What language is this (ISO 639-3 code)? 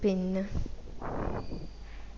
mal